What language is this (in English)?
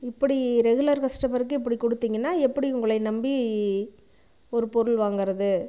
Tamil